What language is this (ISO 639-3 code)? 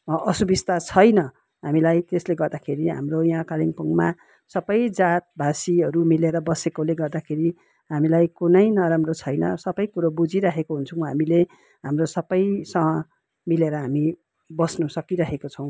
nep